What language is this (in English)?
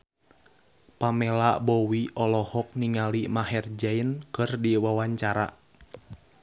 Sundanese